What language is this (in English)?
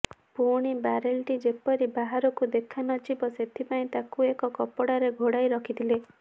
Odia